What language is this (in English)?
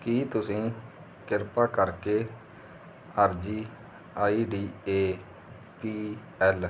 Punjabi